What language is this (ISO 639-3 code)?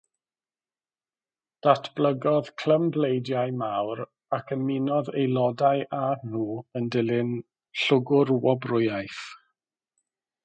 cym